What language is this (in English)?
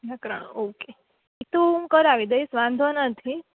Gujarati